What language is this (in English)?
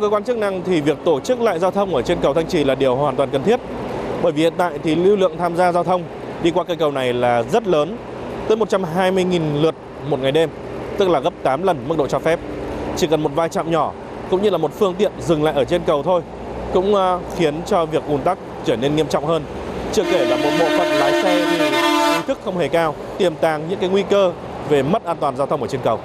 Vietnamese